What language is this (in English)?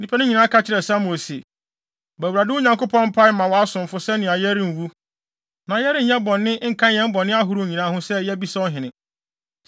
Akan